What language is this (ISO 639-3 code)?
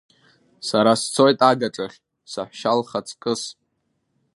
abk